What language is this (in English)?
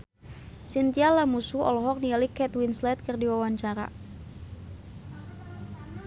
Sundanese